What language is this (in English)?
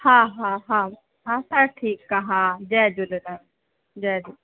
Sindhi